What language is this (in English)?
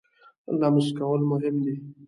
Pashto